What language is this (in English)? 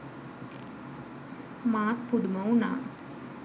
Sinhala